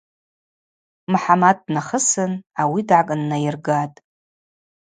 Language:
Abaza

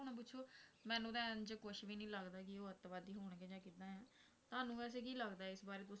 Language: Punjabi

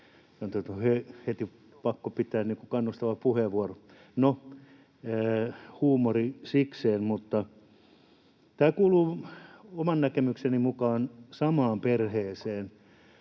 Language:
Finnish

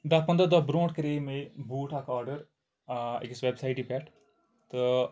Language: Kashmiri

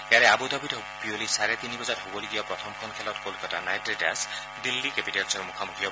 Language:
Assamese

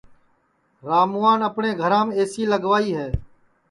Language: Sansi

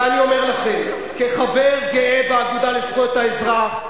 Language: Hebrew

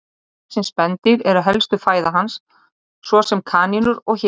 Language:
Icelandic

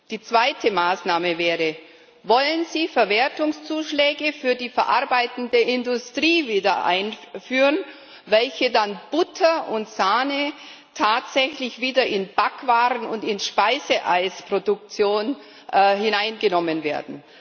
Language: German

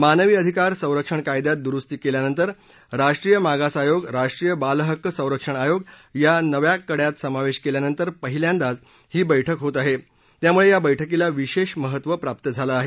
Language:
Marathi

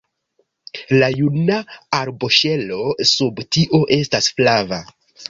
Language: Esperanto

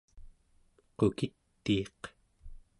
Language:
Central Yupik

